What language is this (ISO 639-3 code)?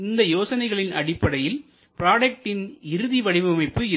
tam